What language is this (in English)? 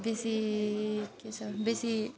Nepali